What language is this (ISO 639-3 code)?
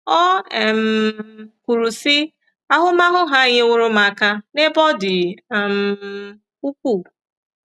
ibo